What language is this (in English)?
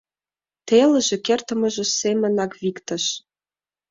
Mari